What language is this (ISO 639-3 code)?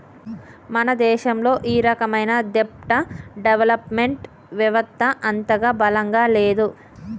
tel